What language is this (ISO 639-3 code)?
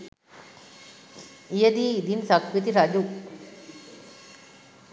sin